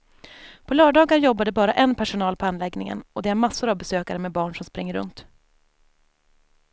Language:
Swedish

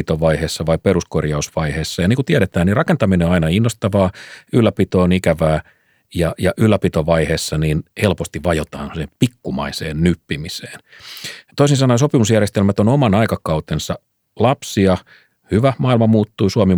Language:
Finnish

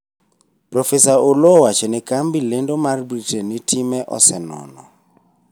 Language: Luo (Kenya and Tanzania)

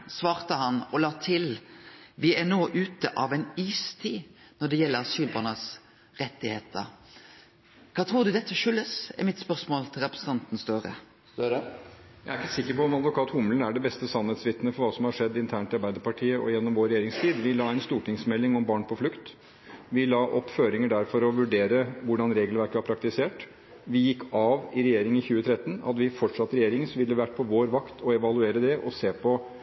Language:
Norwegian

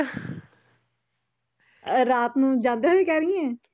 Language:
Punjabi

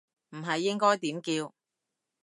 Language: Cantonese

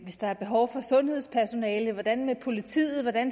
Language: Danish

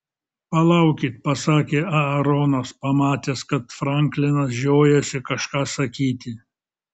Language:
Lithuanian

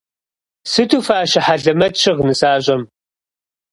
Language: Kabardian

